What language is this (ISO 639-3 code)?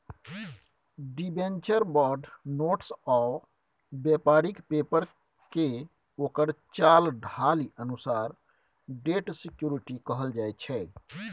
mai